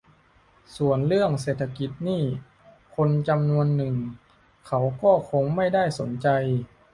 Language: Thai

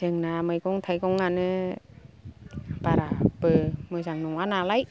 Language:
Bodo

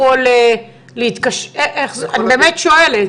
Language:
Hebrew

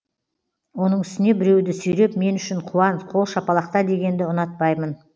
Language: Kazakh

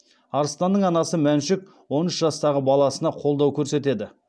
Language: Kazakh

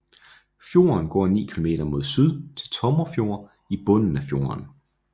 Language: Danish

